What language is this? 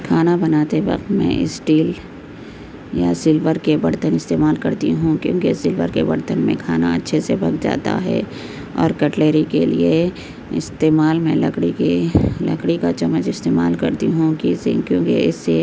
Urdu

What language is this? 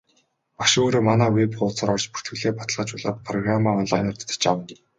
Mongolian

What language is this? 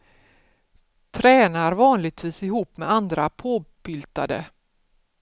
Swedish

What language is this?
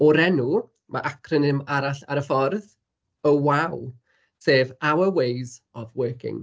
Welsh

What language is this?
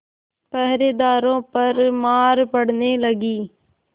Hindi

